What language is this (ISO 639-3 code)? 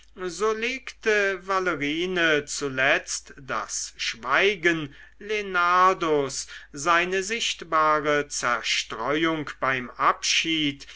deu